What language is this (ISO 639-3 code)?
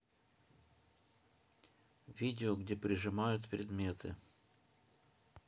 rus